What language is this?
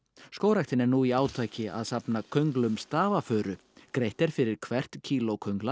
Icelandic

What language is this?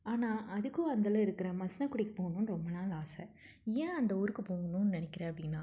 Tamil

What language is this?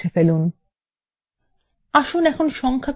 Bangla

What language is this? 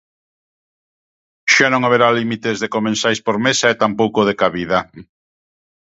Galician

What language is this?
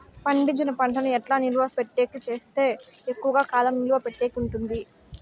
Telugu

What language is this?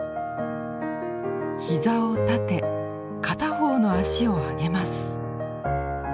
Japanese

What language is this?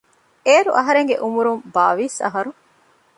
Divehi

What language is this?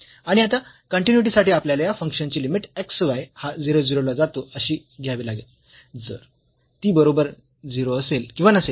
Marathi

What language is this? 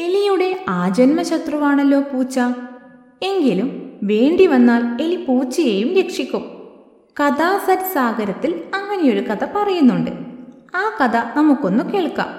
Malayalam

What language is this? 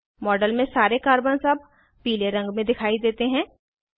Hindi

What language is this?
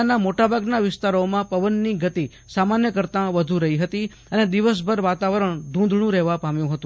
Gujarati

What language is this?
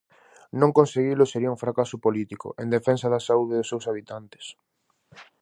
Galician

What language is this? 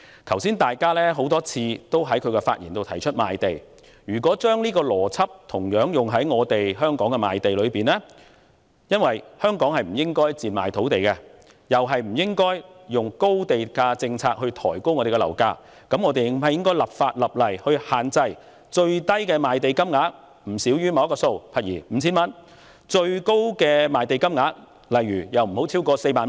Cantonese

